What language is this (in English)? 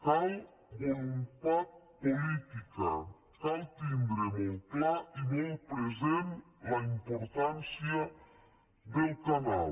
Catalan